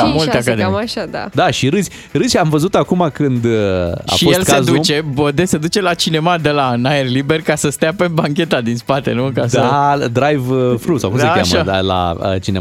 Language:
Romanian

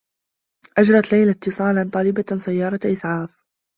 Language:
Arabic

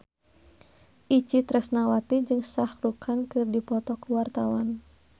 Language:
Sundanese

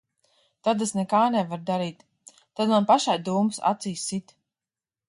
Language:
Latvian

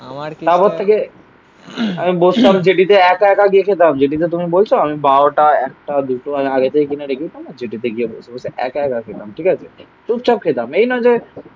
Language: Bangla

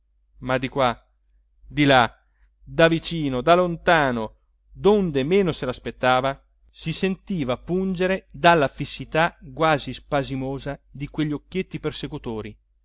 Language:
Italian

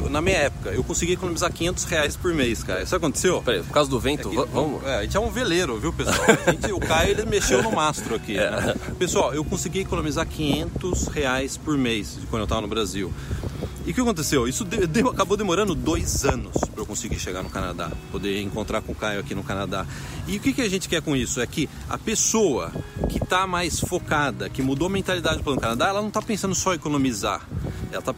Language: Portuguese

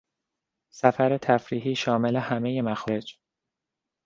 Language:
Persian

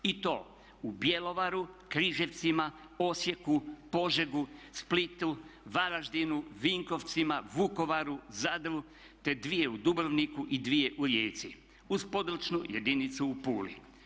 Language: Croatian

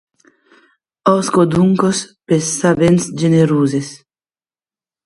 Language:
Occitan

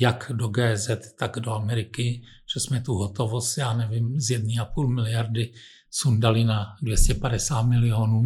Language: Czech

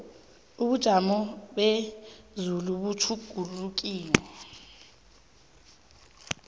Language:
South Ndebele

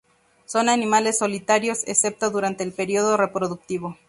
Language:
Spanish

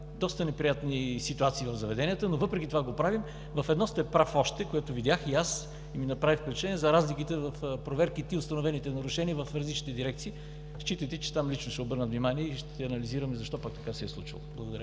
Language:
Bulgarian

